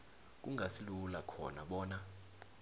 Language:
South Ndebele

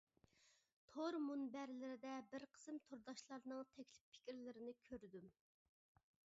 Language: Uyghur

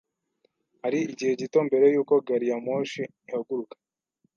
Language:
Kinyarwanda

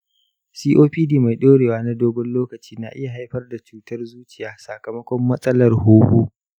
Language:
Hausa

